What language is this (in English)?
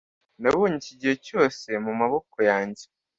Kinyarwanda